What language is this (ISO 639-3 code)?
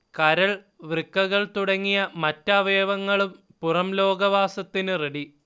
mal